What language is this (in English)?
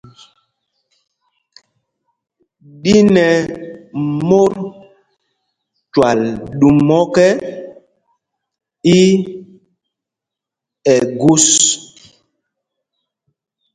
Mpumpong